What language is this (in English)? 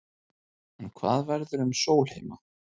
Icelandic